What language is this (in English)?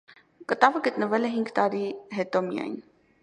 Armenian